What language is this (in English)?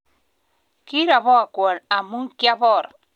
Kalenjin